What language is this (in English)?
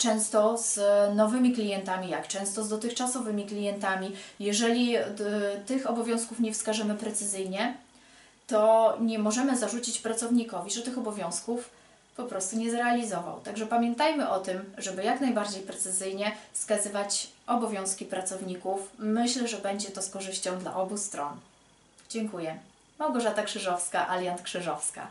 Polish